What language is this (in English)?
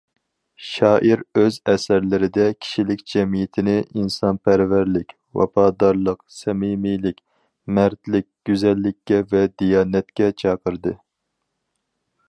Uyghur